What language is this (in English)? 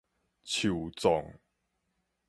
Min Nan Chinese